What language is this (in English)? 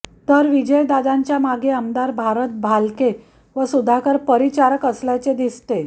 Marathi